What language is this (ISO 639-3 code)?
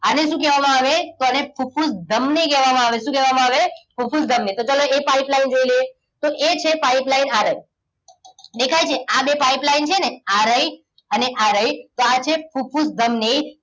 guj